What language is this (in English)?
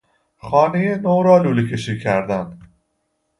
Persian